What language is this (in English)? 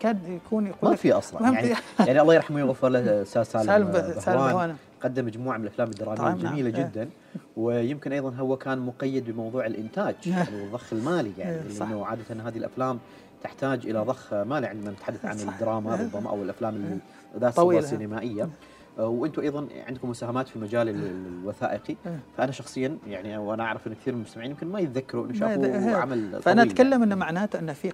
Arabic